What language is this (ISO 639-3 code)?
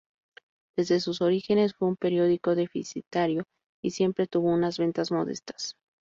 spa